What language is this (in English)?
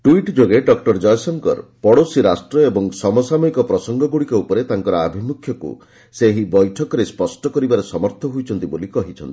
Odia